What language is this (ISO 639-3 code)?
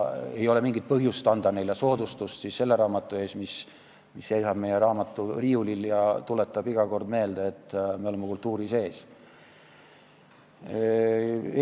est